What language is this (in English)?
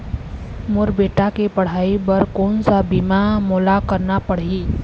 Chhattisgarhi